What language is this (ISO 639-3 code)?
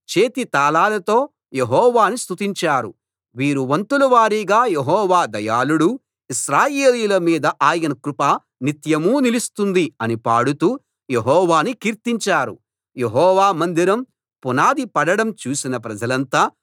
tel